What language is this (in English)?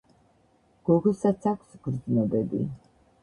Georgian